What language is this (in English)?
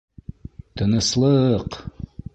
Bashkir